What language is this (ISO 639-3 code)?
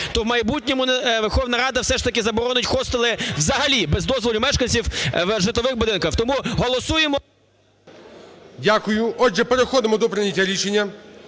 ukr